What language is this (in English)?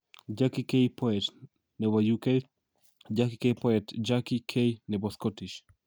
Kalenjin